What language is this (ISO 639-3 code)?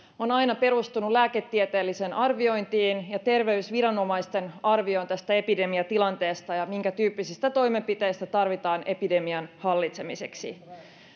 fin